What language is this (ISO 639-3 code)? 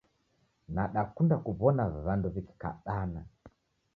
dav